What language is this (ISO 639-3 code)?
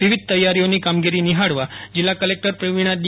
guj